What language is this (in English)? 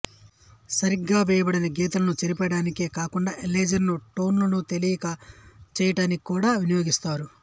Telugu